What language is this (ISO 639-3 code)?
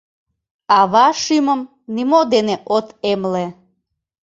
chm